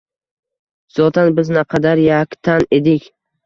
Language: Uzbek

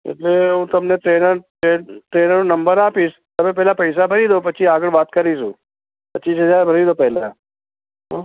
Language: Gujarati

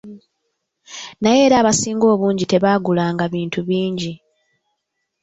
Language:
Ganda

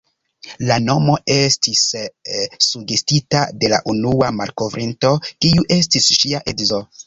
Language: Esperanto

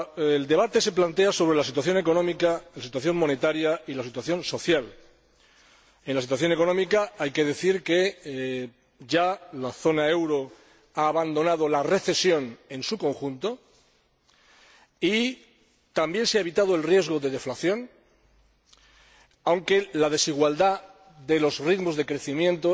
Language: Spanish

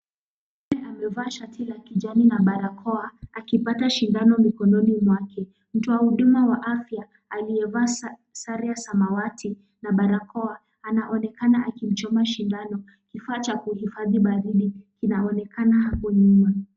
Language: Swahili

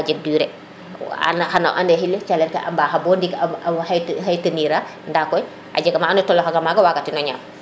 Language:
Serer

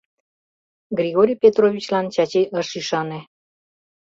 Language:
Mari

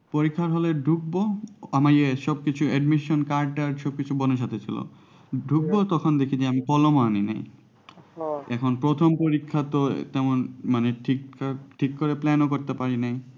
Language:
Bangla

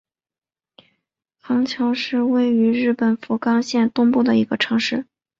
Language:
Chinese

